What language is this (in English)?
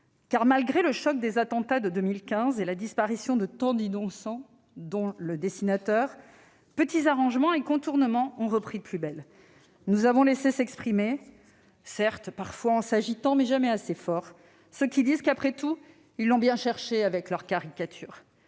French